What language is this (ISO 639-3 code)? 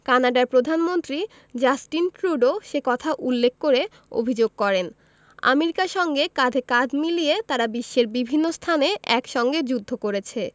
ben